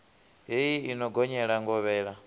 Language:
Venda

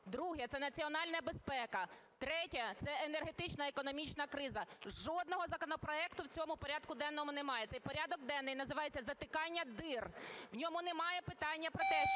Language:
Ukrainian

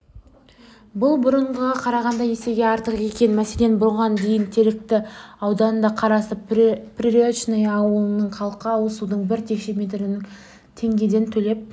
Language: Kazakh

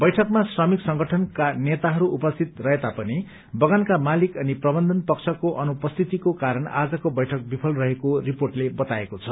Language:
Nepali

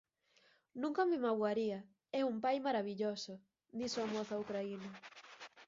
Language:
Galician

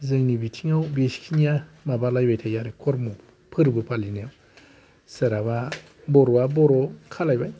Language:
Bodo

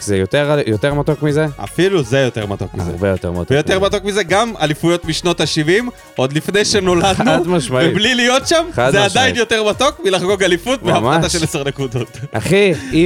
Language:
Hebrew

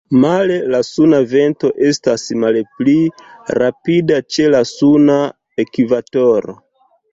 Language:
Esperanto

